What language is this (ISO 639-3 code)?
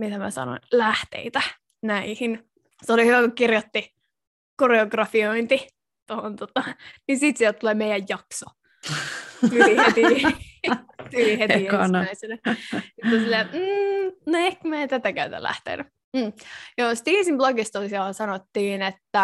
fin